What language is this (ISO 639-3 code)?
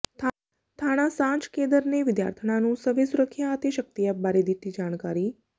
pan